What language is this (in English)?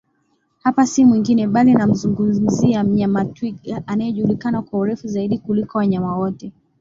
Swahili